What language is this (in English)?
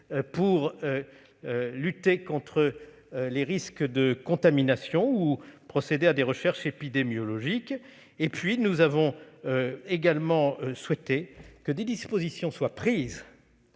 French